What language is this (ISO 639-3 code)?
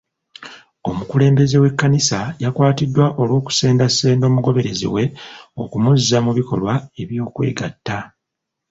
lug